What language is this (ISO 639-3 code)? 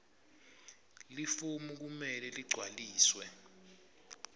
ssw